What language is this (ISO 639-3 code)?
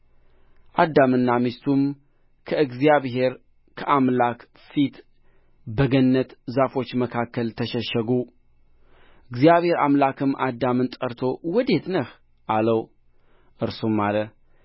amh